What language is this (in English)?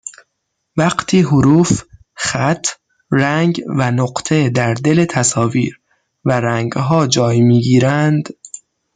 Persian